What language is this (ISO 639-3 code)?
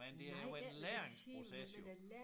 dan